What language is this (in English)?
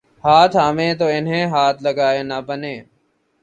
Urdu